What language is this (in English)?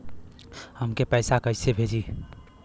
Bhojpuri